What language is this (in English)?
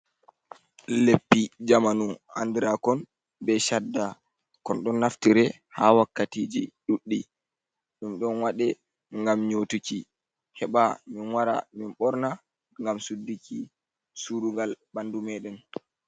Fula